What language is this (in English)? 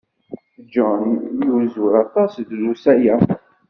Kabyle